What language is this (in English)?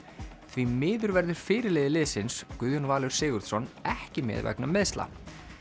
Icelandic